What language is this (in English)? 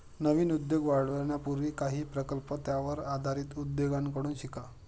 Marathi